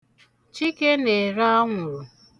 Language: Igbo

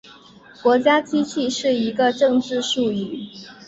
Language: Chinese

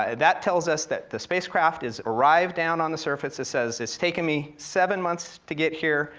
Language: English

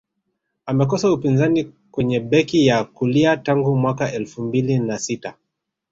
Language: Swahili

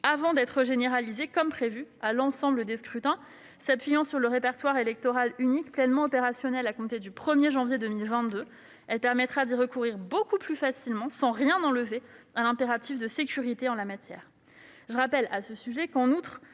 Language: French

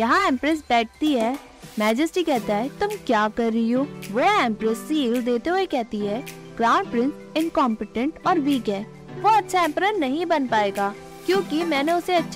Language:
Hindi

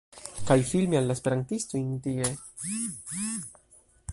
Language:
Esperanto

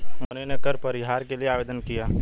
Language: Hindi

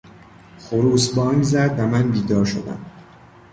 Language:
Persian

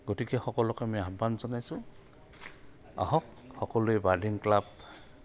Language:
Assamese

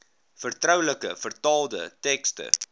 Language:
Afrikaans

